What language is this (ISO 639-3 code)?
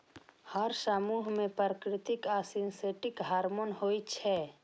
mai